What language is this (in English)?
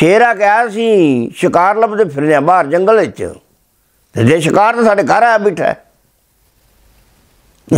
Punjabi